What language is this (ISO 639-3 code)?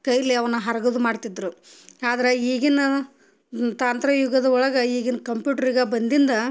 kan